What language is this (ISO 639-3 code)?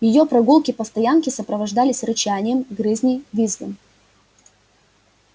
rus